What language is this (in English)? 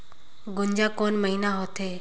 Chhattisgarhi